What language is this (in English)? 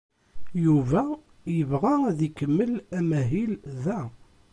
Kabyle